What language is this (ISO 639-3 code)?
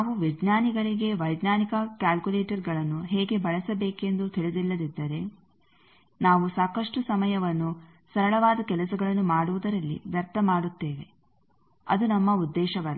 kan